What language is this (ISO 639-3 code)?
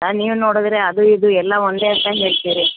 kan